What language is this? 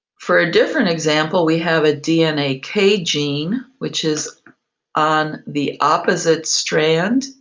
English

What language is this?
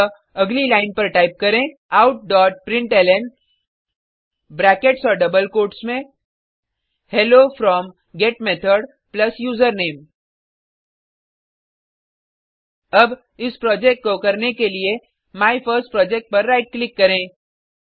Hindi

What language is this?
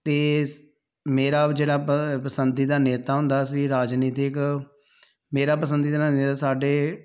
Punjabi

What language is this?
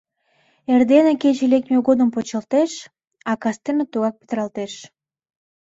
Mari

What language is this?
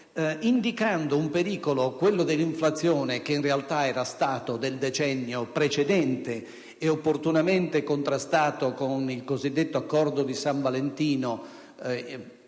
Italian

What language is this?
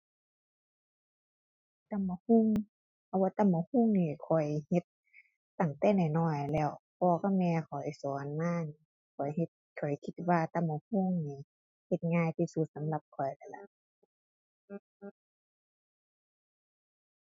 Thai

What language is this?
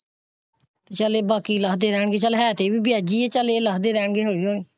Punjabi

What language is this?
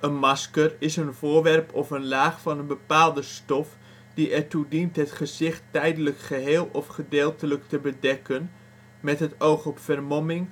Dutch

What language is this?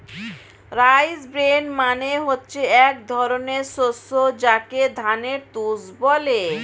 Bangla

